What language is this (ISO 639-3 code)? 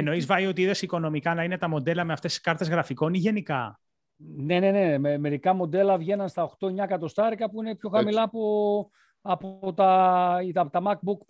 ell